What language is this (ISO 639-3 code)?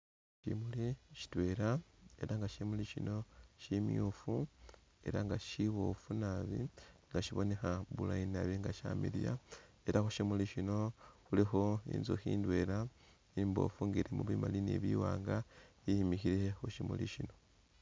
myx